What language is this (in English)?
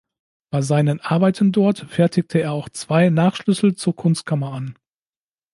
German